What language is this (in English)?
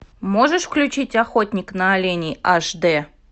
Russian